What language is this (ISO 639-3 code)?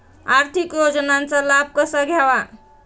mar